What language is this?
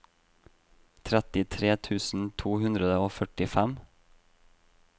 Norwegian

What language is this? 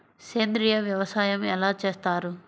Telugu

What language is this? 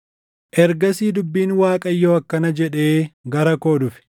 Oromo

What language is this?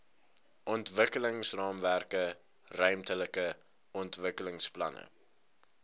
Afrikaans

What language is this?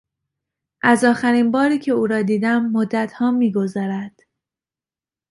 Persian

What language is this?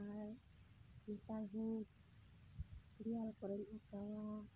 Santali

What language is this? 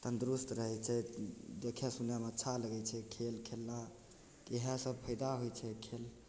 Maithili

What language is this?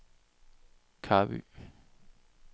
Danish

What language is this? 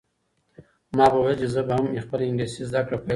Pashto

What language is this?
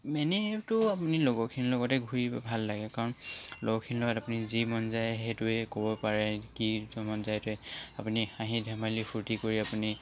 Assamese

